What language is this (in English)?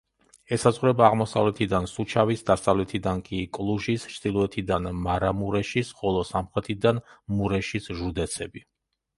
Georgian